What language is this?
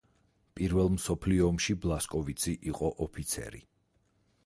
Georgian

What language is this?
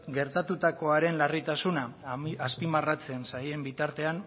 Basque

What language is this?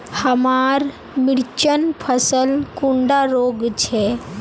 Magahi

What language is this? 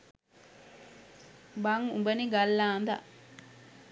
Sinhala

